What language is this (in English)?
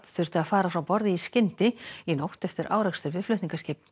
Icelandic